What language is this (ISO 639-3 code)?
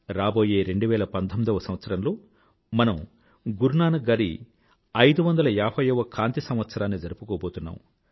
tel